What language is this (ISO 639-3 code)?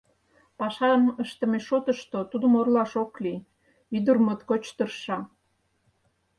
chm